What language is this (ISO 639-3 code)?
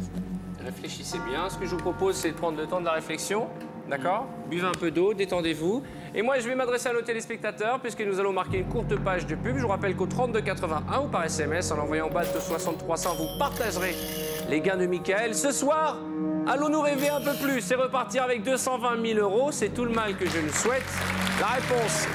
fra